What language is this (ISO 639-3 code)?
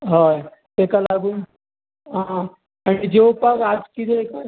kok